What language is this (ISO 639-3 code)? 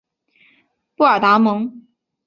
zho